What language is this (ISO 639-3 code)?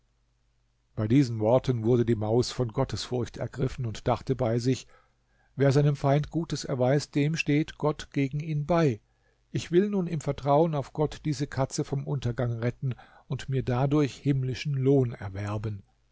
deu